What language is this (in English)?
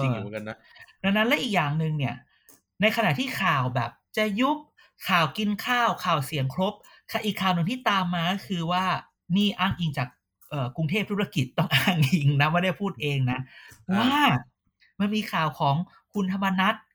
Thai